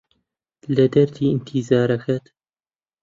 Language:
Central Kurdish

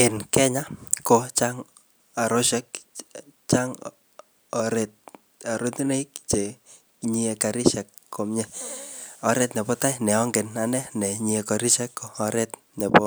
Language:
Kalenjin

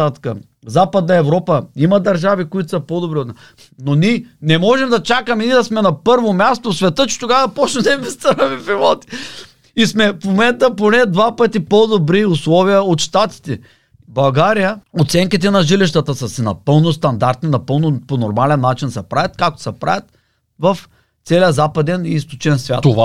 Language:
Bulgarian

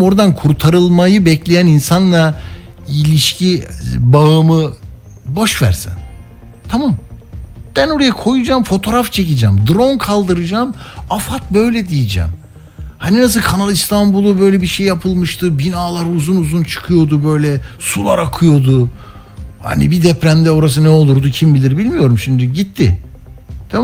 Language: Turkish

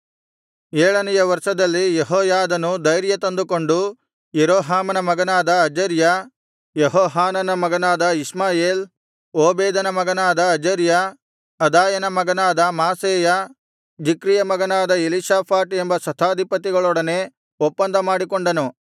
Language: Kannada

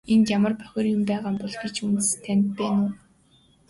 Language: Mongolian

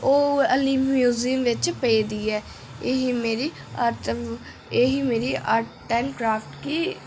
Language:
Dogri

